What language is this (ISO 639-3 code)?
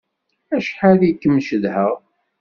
kab